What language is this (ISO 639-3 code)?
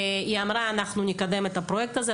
heb